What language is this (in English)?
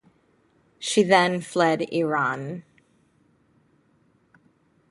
English